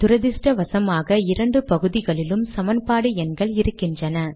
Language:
Tamil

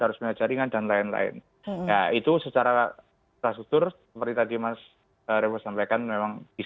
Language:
Indonesian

